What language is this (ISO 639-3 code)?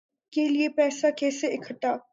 urd